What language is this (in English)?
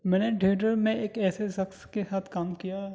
Urdu